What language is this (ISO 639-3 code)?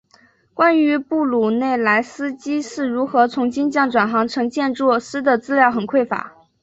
zho